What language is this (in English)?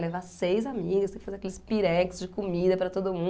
Portuguese